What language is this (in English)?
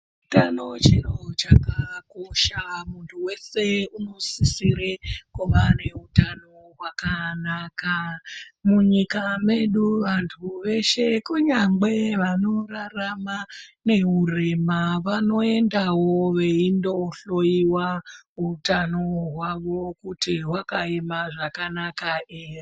Ndau